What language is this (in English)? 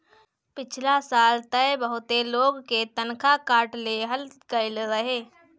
Bhojpuri